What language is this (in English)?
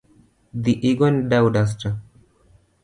Luo (Kenya and Tanzania)